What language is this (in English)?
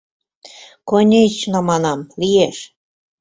Mari